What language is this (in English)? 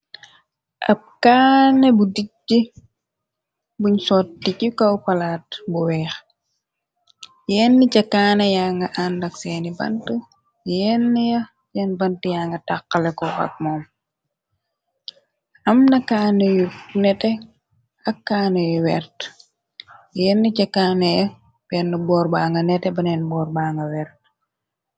Wolof